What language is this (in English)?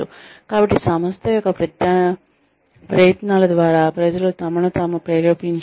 Telugu